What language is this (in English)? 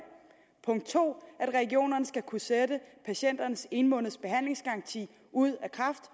Danish